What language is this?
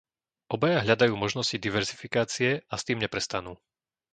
Slovak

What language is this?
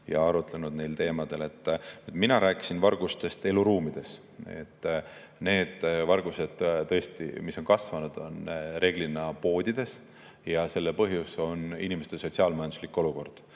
Estonian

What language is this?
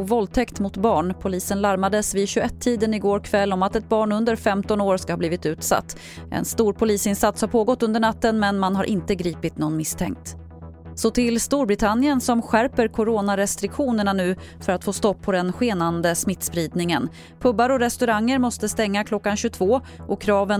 Swedish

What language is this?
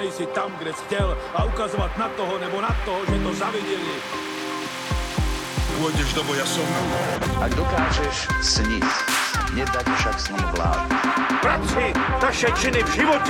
Slovak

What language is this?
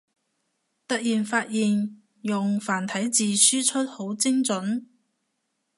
Cantonese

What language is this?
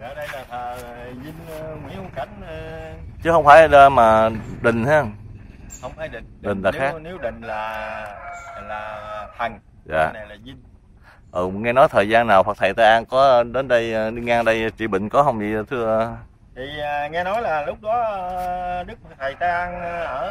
Vietnamese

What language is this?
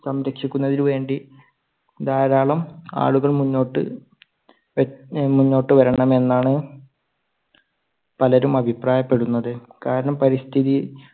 Malayalam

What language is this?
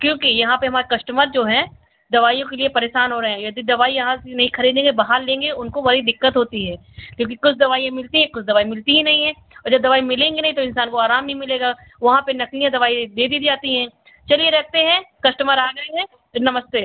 Hindi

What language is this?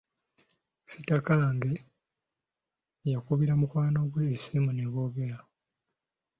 Ganda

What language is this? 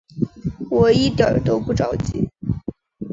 Chinese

